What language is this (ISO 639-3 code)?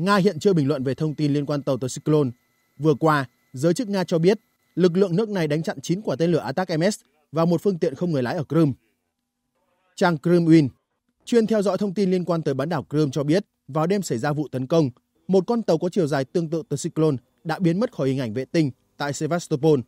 vie